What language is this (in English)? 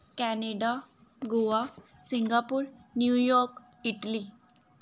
Punjabi